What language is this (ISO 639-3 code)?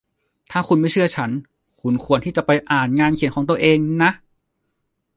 tha